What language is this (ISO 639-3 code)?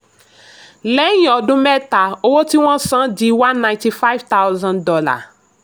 yor